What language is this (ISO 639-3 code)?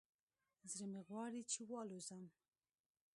pus